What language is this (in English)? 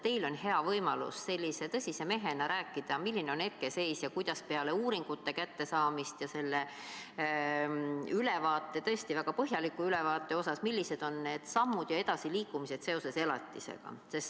Estonian